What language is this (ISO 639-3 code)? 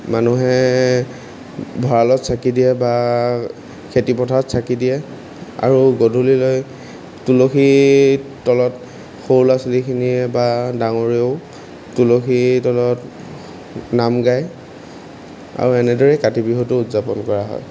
asm